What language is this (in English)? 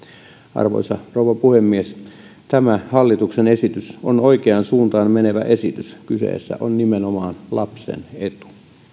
Finnish